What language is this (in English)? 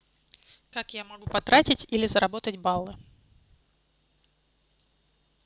Russian